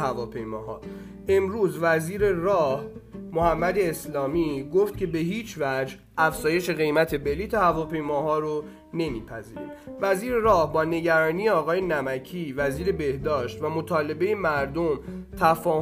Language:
Persian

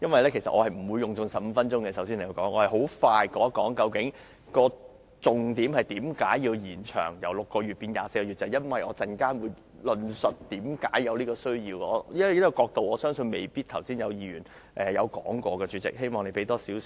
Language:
Cantonese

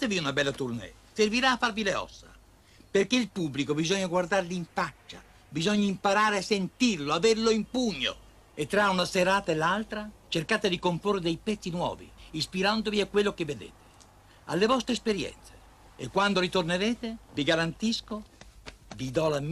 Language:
Italian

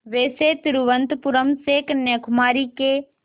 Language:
Hindi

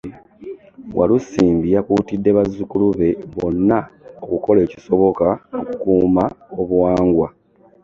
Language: Ganda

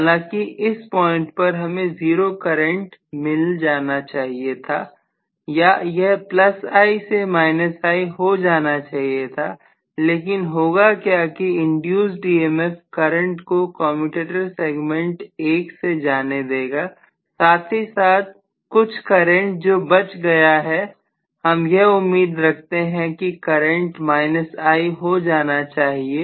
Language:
Hindi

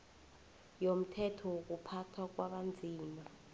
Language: South Ndebele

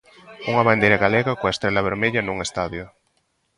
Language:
Galician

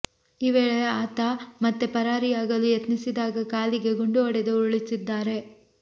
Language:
Kannada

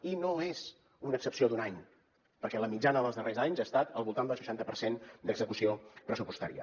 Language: Catalan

